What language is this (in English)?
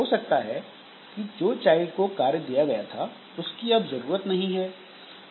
Hindi